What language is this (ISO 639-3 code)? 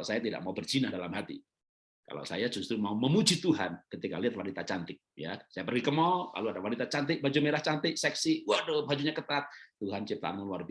ind